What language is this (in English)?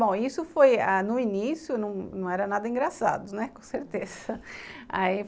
Portuguese